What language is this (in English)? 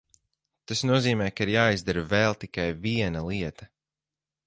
Latvian